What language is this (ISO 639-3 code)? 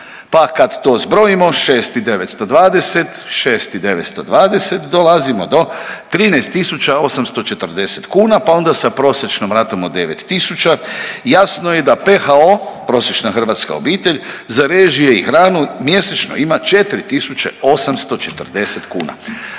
hrv